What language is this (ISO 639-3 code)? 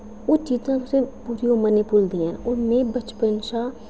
doi